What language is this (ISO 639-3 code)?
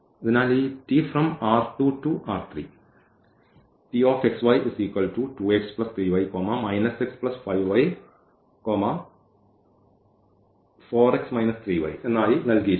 mal